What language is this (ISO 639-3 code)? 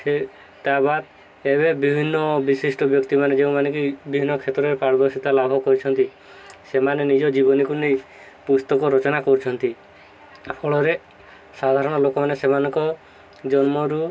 ori